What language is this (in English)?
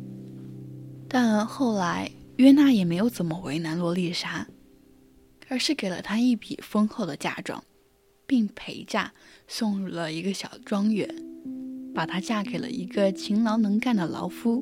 Chinese